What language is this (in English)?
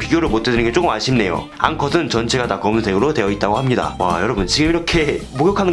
Korean